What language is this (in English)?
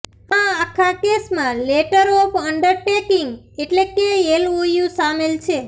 Gujarati